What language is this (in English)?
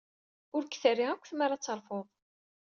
Kabyle